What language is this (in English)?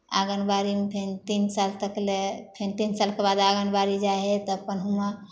Maithili